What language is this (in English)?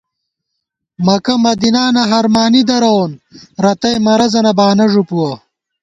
Gawar-Bati